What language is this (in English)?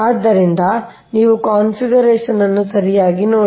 Kannada